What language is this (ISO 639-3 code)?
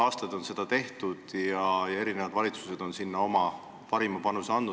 est